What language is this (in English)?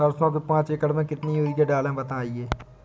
Hindi